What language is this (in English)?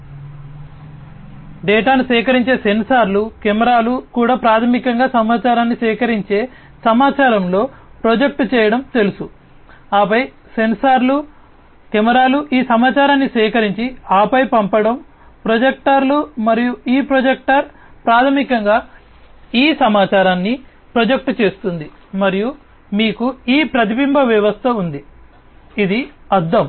Telugu